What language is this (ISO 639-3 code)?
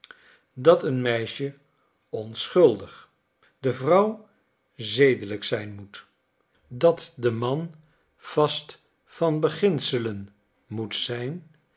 nld